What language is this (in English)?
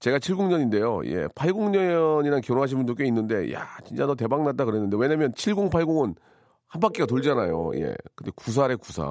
Korean